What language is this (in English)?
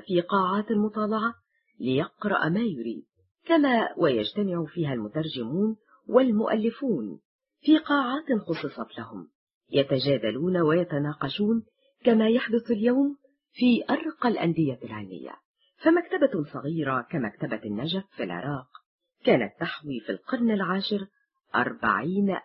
Arabic